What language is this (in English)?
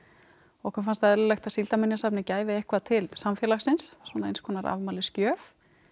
Icelandic